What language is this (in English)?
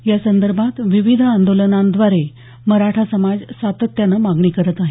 Marathi